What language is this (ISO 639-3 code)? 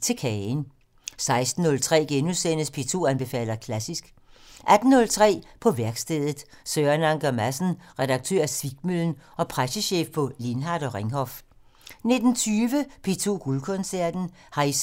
dan